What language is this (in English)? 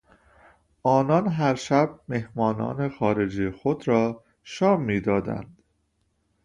Persian